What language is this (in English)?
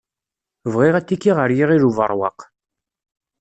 Kabyle